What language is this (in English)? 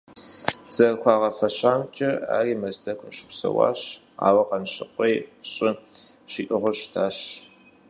Kabardian